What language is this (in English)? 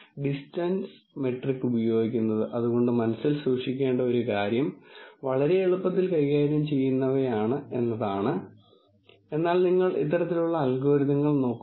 Malayalam